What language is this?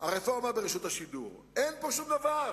Hebrew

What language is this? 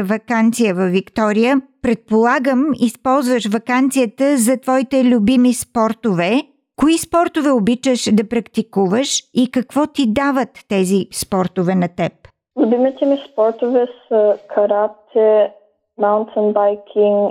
Bulgarian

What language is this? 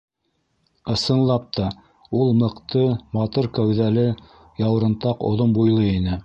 Bashkir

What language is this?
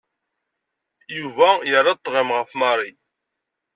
Kabyle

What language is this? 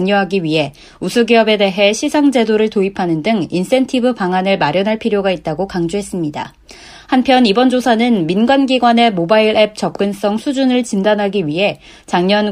Korean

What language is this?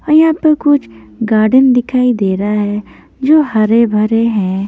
Hindi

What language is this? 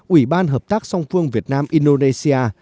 Vietnamese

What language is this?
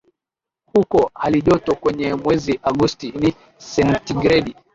Swahili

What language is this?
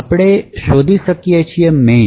Gujarati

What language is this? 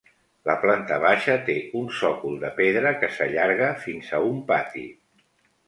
Catalan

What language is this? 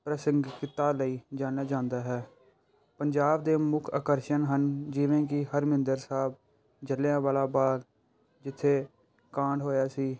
Punjabi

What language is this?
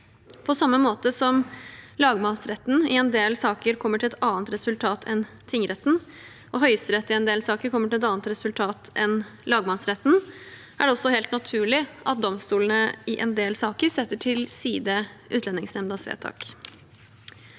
Norwegian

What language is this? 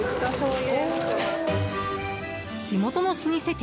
Japanese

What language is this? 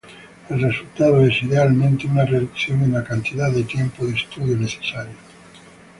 Spanish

